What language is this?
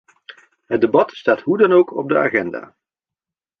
Dutch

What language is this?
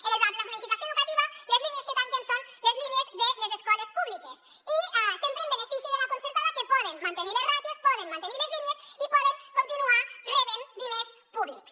Catalan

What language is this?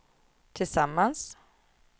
Swedish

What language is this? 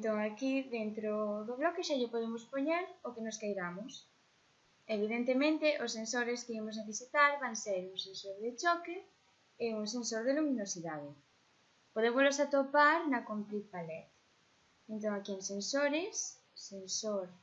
Spanish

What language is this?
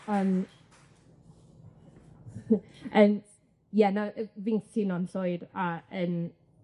Welsh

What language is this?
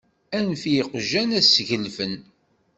Kabyle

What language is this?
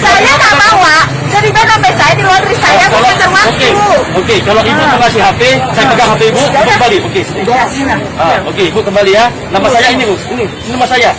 Indonesian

